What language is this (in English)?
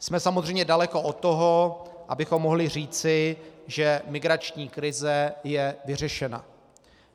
Czech